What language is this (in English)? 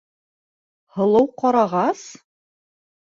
Bashkir